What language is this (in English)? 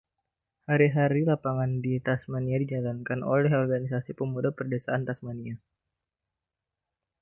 Indonesian